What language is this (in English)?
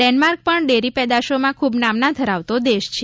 Gujarati